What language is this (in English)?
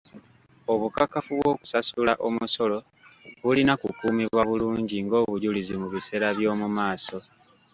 Ganda